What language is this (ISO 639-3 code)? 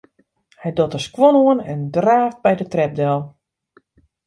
fry